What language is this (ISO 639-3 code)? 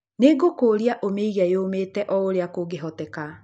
kik